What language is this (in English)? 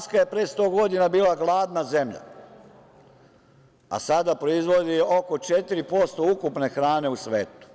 Serbian